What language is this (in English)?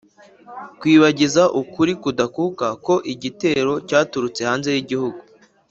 Kinyarwanda